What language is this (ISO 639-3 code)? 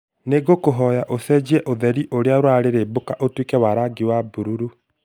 kik